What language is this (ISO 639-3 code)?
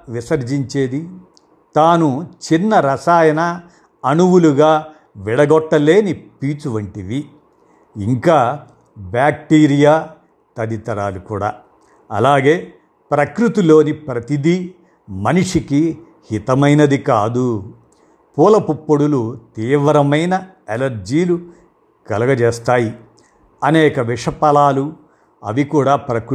tel